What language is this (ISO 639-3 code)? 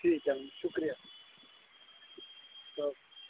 doi